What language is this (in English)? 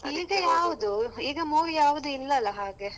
Kannada